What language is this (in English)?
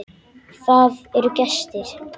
Icelandic